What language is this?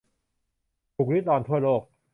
Thai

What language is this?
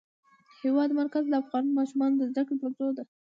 Pashto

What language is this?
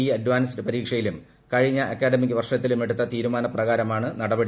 Malayalam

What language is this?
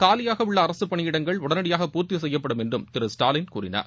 Tamil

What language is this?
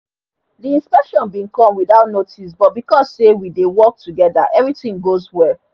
Nigerian Pidgin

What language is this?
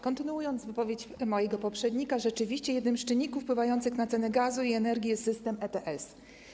Polish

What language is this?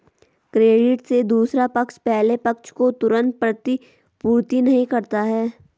Hindi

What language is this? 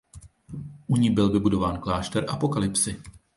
Czech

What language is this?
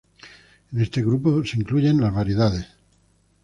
Spanish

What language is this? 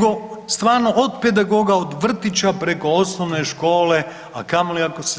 Croatian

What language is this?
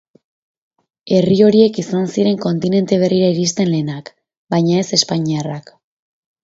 Basque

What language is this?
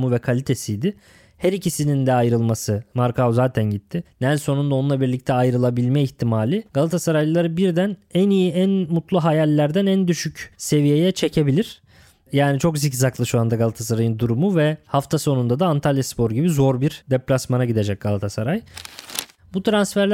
Turkish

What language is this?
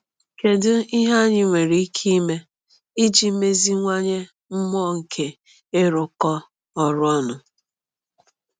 Igbo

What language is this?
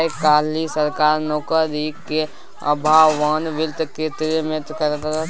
Maithili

